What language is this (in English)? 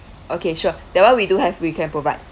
English